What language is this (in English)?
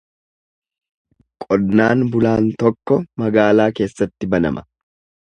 Oromo